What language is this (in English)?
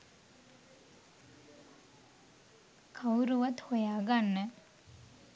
Sinhala